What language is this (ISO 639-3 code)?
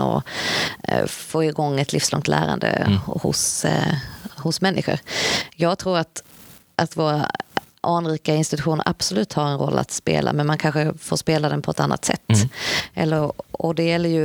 swe